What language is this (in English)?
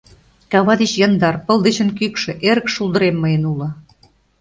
Mari